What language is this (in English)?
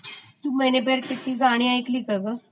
Marathi